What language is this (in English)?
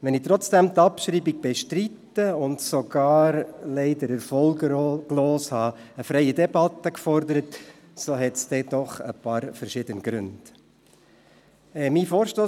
Swiss German